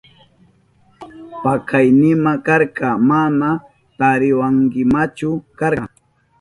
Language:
Southern Pastaza Quechua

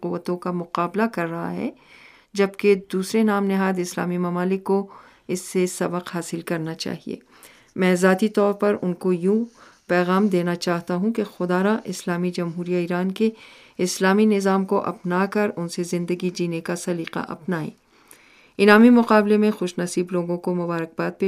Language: Urdu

